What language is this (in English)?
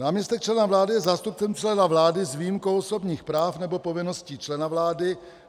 Czech